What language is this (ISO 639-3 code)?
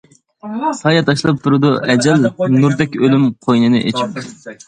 uig